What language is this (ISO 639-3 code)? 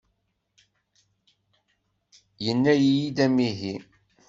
kab